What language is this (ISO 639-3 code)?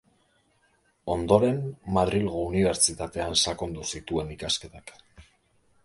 eus